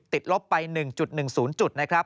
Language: Thai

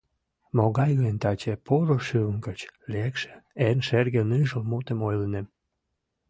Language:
Mari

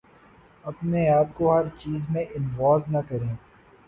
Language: Urdu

